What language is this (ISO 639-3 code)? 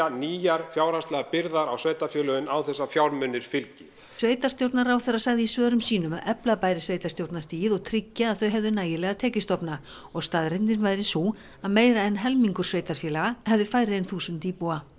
isl